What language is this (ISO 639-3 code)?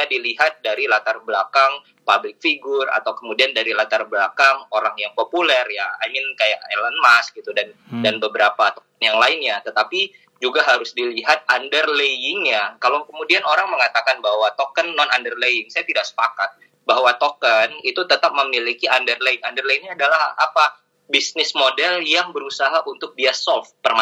ind